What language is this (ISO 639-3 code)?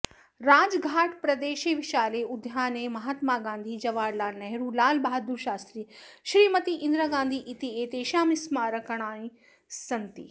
san